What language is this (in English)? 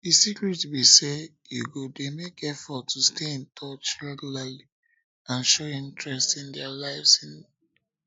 Nigerian Pidgin